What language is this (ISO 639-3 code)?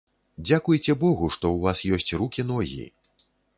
bel